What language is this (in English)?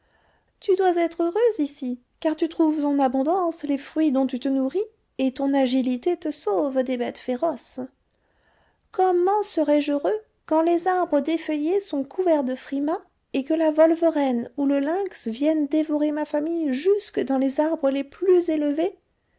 French